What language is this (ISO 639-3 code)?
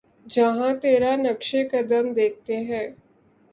urd